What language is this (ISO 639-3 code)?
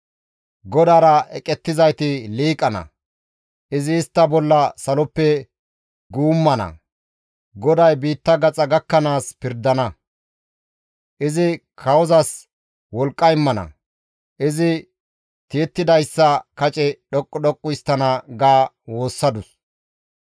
gmv